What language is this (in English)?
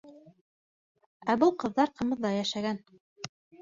Bashkir